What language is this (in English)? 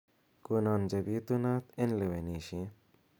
Kalenjin